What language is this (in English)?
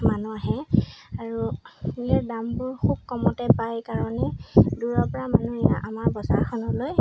Assamese